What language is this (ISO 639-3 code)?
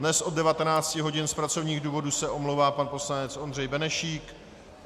ces